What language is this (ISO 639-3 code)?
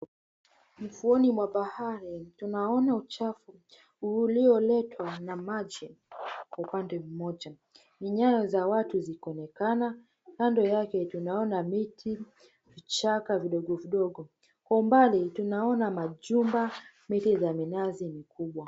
swa